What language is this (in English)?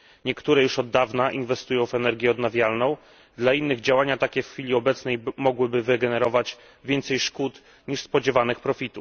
Polish